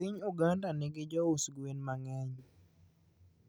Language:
Luo (Kenya and Tanzania)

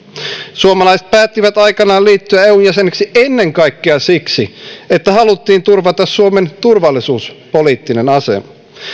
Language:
Finnish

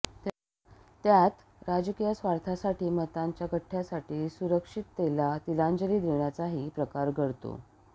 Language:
Marathi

